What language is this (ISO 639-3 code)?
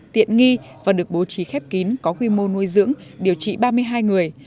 vie